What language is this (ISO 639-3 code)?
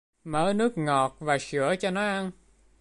vie